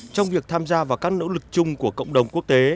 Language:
Vietnamese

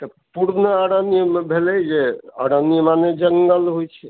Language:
Maithili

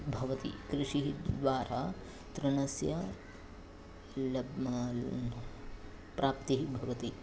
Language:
Sanskrit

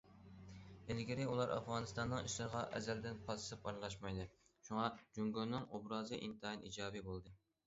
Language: Uyghur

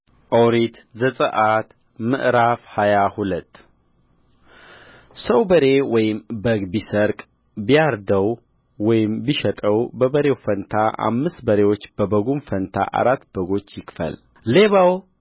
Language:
Amharic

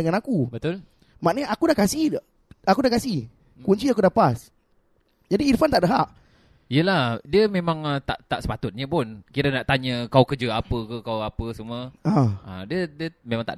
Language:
Malay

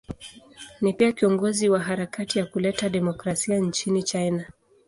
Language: Swahili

